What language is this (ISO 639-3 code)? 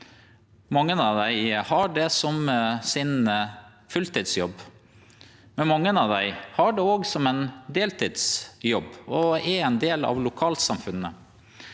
nor